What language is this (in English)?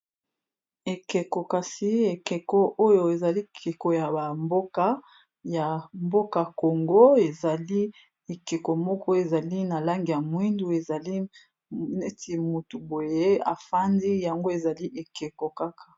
Lingala